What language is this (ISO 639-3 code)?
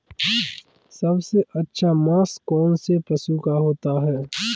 hin